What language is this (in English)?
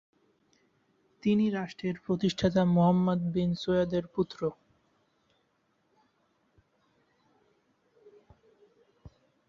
Bangla